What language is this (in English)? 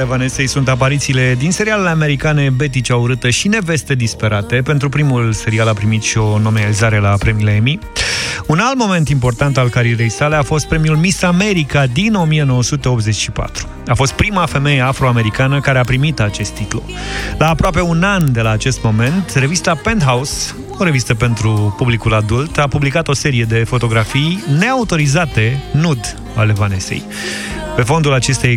Romanian